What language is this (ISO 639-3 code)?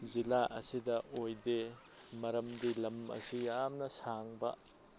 mni